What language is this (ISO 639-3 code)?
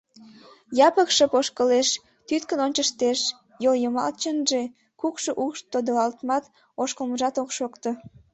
chm